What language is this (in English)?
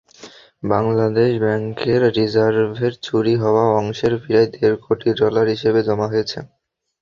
Bangla